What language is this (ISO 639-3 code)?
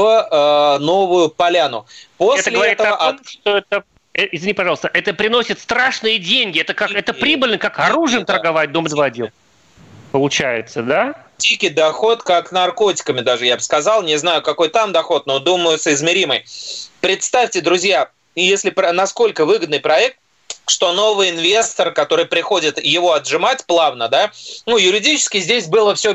rus